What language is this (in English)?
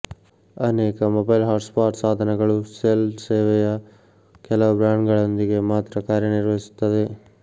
Kannada